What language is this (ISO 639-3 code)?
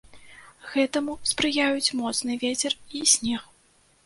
bel